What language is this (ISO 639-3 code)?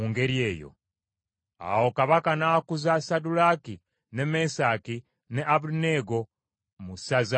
lug